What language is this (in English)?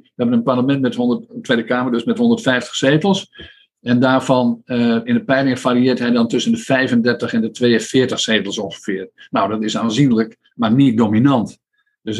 Dutch